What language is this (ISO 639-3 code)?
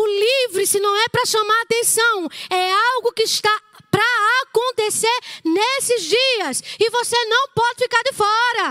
por